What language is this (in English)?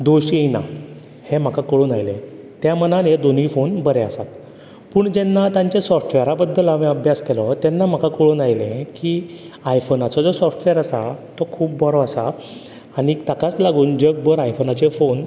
Konkani